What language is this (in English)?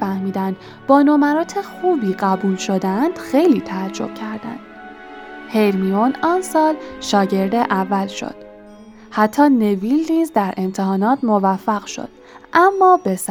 Persian